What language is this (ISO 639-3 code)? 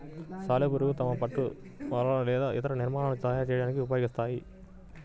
tel